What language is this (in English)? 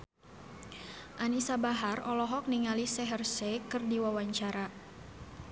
Sundanese